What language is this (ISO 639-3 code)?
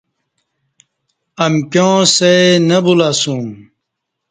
bsh